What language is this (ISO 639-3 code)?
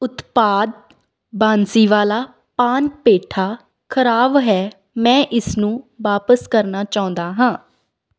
pan